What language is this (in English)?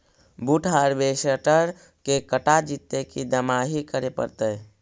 Magahi